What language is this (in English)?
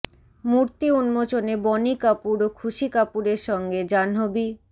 Bangla